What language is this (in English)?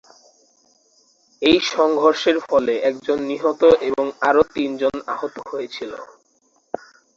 Bangla